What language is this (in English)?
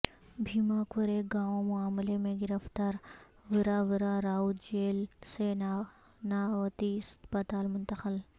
Urdu